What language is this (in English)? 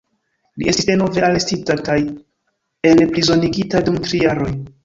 Esperanto